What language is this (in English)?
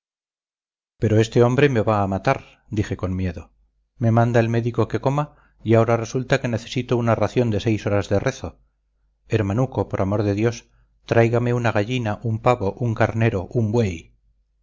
Spanish